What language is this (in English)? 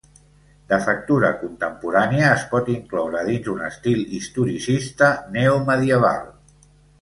Catalan